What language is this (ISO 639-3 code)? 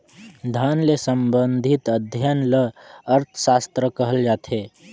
hne